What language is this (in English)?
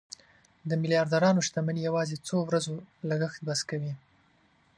Pashto